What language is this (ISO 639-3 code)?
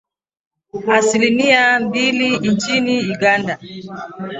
swa